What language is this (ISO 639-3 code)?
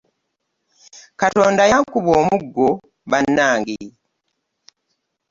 lug